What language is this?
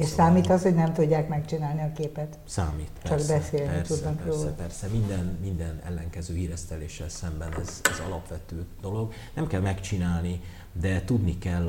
Hungarian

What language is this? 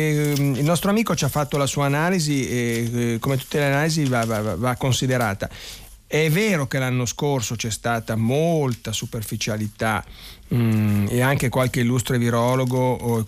Italian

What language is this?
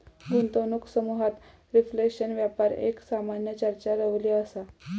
Marathi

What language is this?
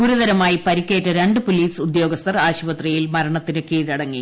Malayalam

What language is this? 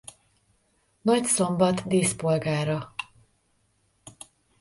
Hungarian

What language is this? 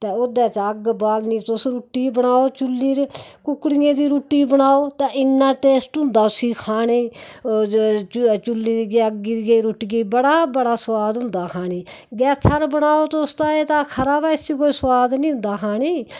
Dogri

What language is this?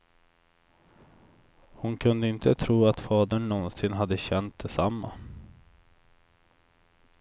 Swedish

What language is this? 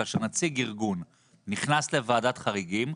Hebrew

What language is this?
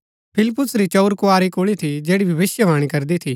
Gaddi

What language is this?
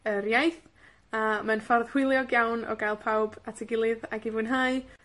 Welsh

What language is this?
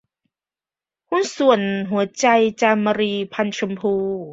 Thai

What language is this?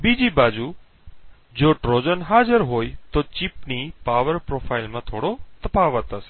Gujarati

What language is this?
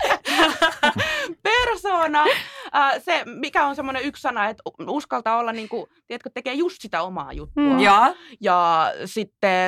Finnish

